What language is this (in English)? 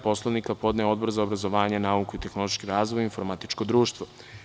Serbian